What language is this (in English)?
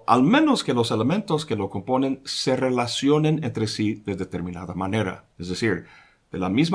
Spanish